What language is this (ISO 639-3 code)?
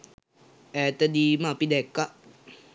sin